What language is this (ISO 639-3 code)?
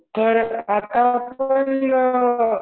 mar